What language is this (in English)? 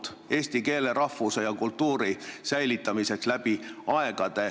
Estonian